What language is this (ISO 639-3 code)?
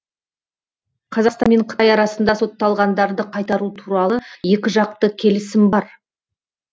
kaz